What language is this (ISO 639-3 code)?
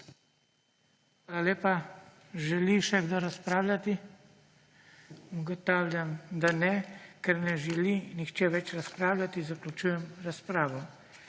slv